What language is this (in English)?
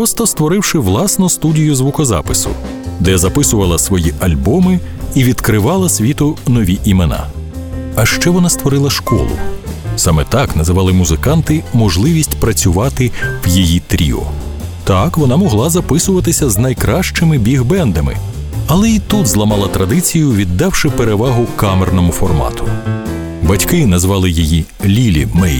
Ukrainian